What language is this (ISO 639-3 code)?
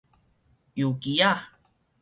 nan